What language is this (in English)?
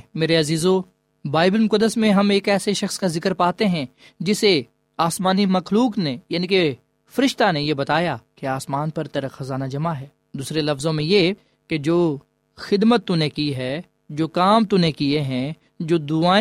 Urdu